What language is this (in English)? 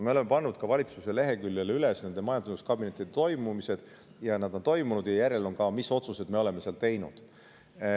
Estonian